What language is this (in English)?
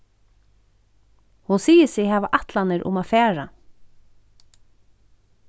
Faroese